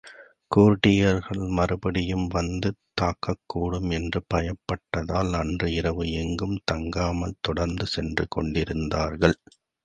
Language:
Tamil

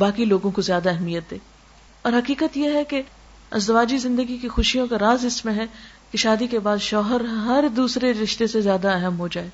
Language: Urdu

